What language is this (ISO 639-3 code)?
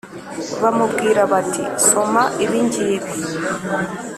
kin